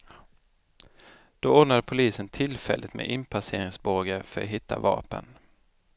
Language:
Swedish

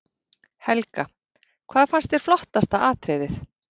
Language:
Icelandic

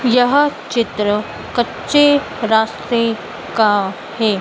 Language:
Hindi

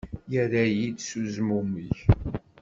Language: Kabyle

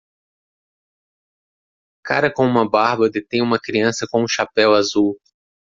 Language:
Portuguese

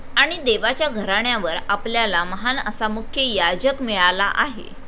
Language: Marathi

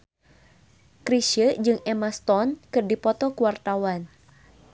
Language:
Sundanese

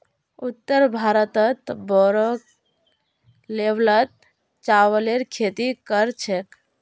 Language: Magahi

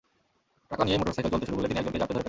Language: Bangla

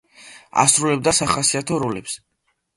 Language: Georgian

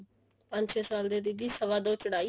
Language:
Punjabi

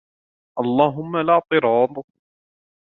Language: Arabic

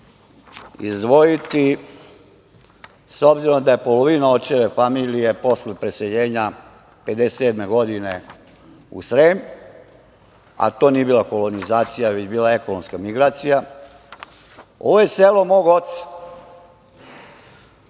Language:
Serbian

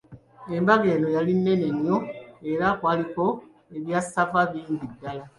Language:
Ganda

